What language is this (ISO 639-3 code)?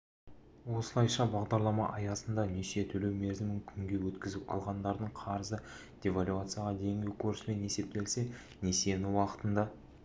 kaz